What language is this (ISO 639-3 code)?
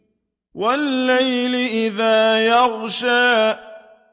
ara